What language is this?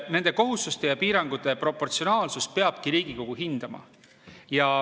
Estonian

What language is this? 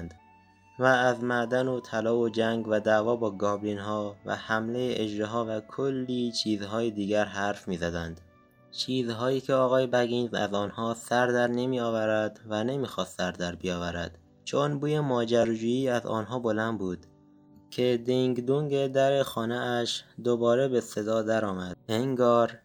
Persian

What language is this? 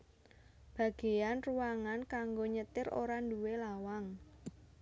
Javanese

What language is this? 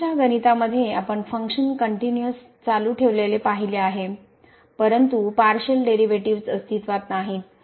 Marathi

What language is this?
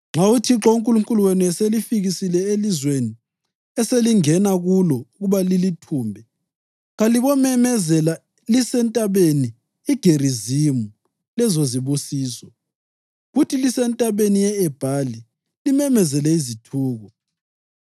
North Ndebele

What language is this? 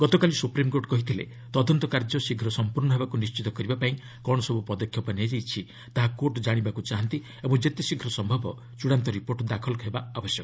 Odia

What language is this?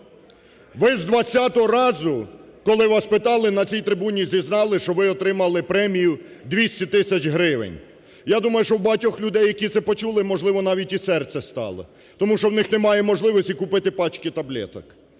Ukrainian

